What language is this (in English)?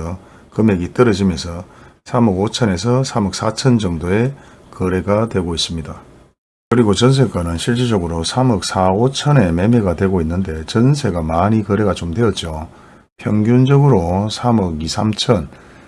Korean